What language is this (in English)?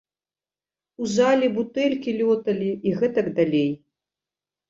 Belarusian